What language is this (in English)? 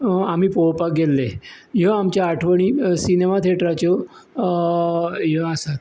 Konkani